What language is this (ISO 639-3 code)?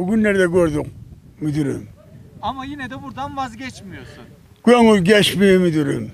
tur